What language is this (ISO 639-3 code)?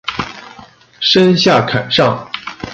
zho